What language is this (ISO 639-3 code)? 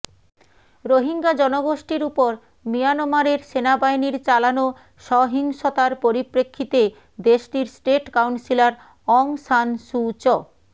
ben